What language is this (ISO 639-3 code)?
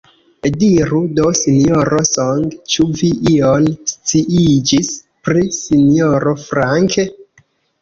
epo